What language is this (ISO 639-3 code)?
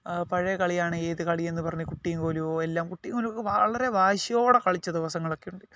mal